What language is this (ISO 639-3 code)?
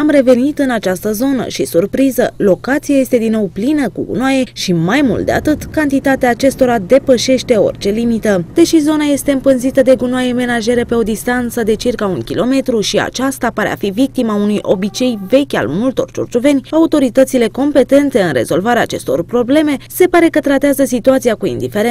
ron